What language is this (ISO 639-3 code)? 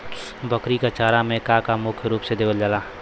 bho